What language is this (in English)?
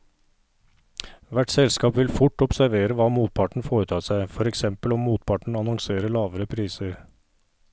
Norwegian